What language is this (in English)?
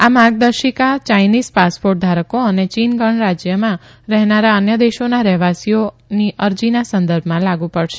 Gujarati